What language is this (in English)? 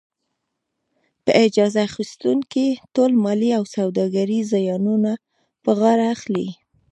Pashto